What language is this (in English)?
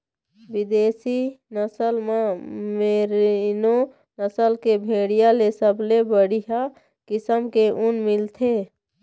Chhattisgarhi